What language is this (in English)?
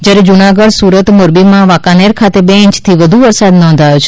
Gujarati